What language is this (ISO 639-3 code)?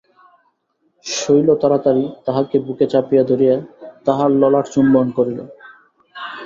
ben